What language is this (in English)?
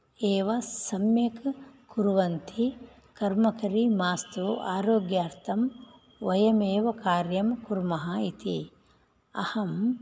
Sanskrit